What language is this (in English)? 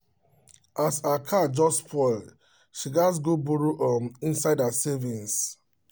Nigerian Pidgin